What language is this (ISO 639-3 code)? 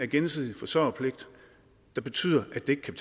dan